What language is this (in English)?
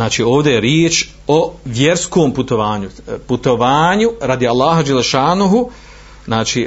Croatian